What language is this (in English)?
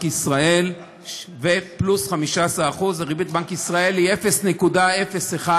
Hebrew